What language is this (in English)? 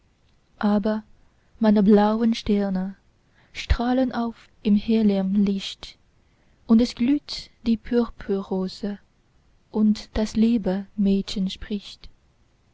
German